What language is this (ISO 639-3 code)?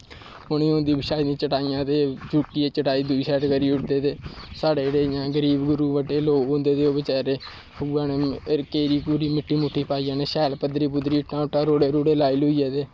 doi